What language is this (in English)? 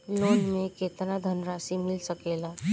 Bhojpuri